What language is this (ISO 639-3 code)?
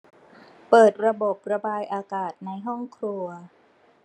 tha